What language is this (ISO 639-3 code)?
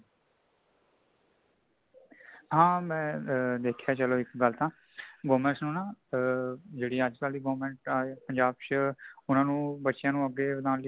pan